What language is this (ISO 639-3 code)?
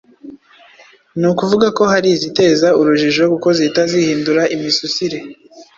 kin